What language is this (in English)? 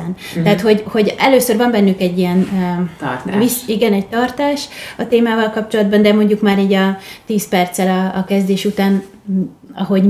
Hungarian